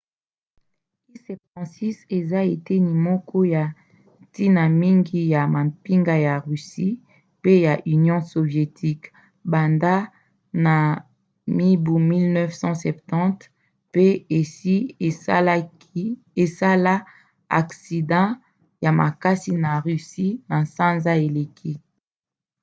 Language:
Lingala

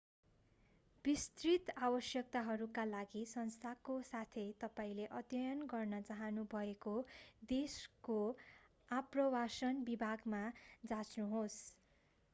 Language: Nepali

